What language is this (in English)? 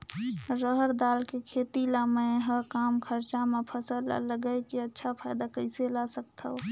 Chhattisgarhi